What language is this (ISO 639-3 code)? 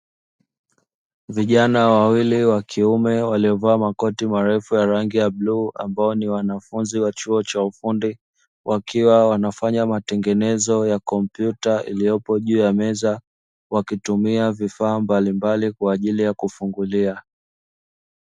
swa